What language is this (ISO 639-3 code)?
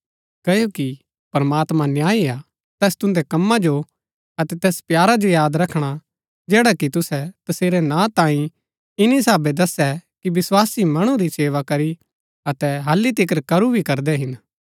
gbk